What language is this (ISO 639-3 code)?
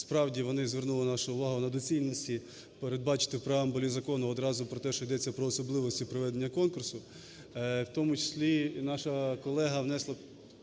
ukr